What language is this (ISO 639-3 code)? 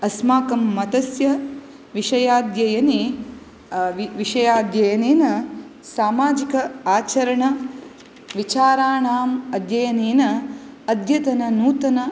san